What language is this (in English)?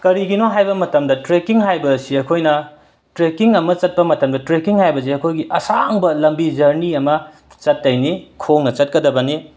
Manipuri